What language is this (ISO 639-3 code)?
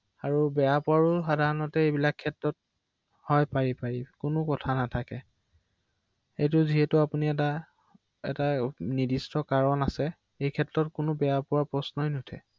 asm